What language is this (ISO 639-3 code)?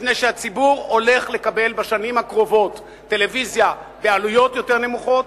heb